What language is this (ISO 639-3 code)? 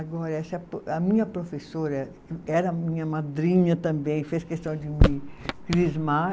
por